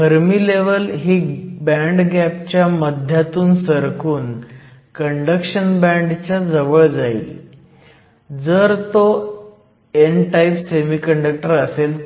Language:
Marathi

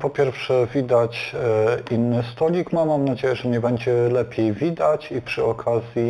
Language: Polish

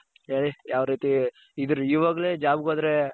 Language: Kannada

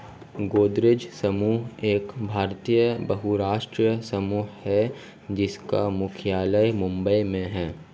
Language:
Hindi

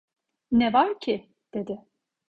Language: Turkish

